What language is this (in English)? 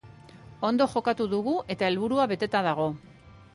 Basque